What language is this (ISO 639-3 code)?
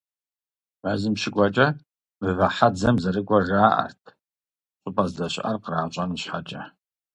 kbd